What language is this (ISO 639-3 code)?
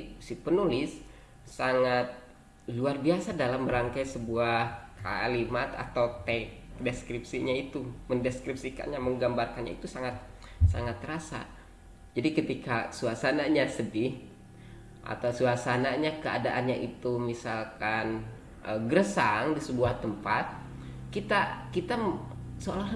ind